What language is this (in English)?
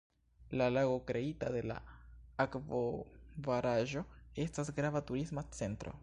Esperanto